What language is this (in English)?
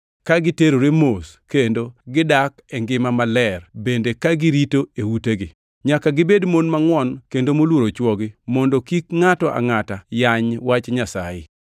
Luo (Kenya and Tanzania)